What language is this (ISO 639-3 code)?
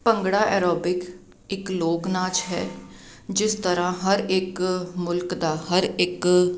pan